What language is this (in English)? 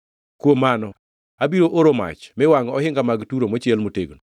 Luo (Kenya and Tanzania)